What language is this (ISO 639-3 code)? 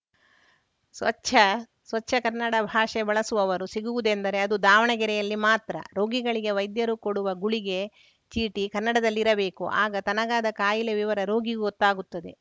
kan